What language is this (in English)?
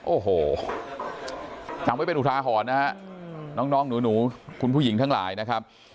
Thai